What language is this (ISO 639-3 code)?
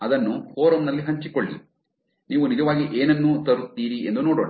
kan